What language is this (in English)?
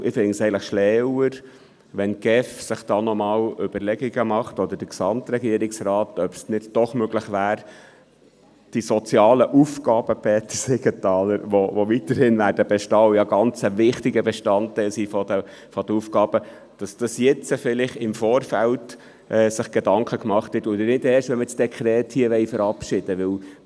Swiss German